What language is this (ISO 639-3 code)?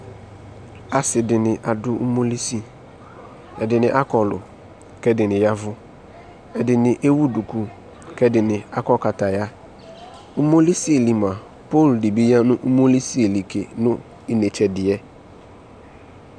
kpo